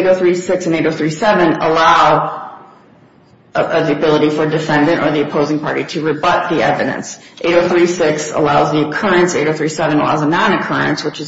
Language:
English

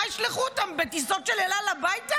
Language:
Hebrew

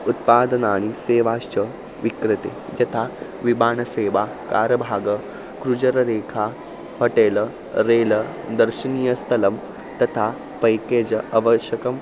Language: Sanskrit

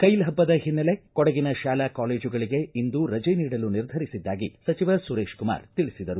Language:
Kannada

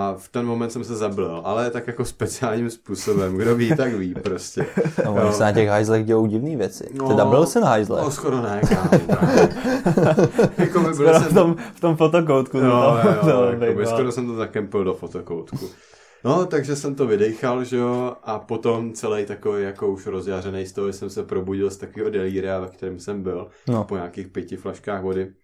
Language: Czech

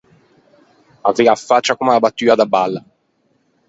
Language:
Ligurian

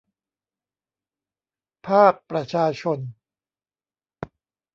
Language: Thai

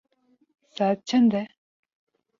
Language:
Kurdish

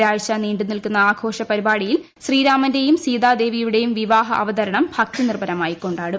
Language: Malayalam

